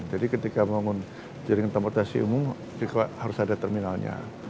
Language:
Indonesian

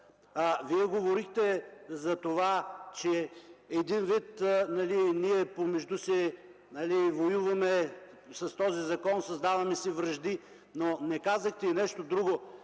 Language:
Bulgarian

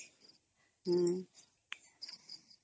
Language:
Odia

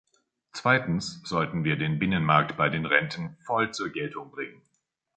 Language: German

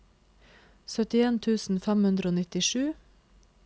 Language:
Norwegian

